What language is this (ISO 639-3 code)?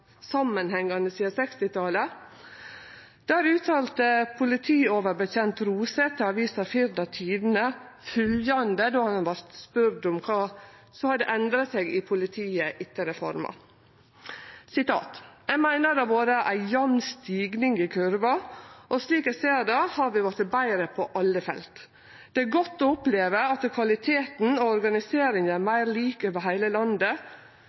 nno